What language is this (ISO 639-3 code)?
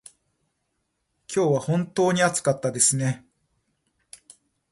jpn